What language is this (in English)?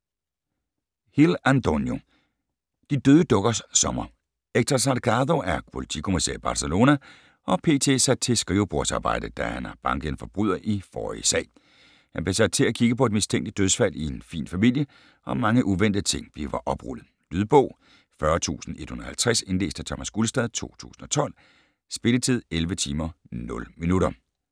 Danish